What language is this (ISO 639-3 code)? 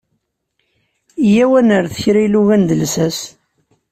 kab